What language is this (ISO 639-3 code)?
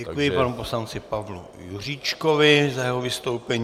ces